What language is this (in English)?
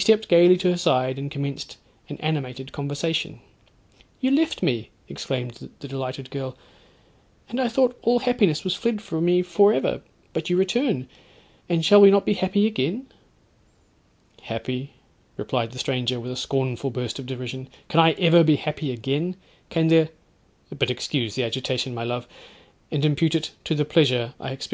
English